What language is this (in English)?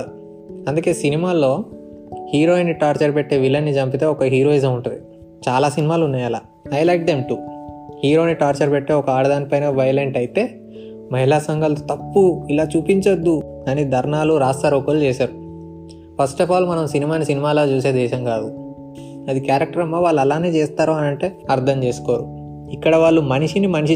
Telugu